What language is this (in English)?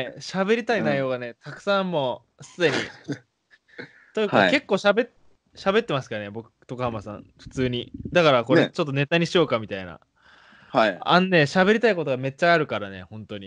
Japanese